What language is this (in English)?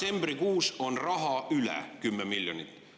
Estonian